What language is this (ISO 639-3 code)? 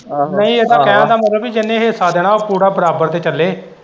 pan